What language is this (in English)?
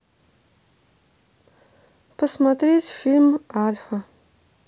Russian